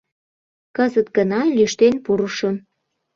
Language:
Mari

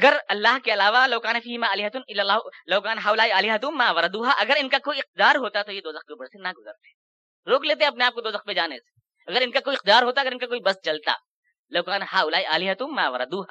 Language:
Urdu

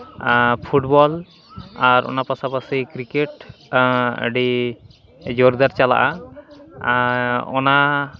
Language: Santali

